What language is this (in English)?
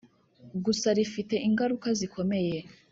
Kinyarwanda